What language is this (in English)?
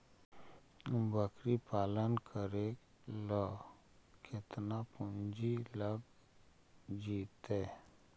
Magahi